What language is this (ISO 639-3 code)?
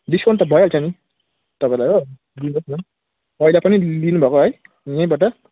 nep